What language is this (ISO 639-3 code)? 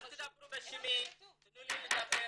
heb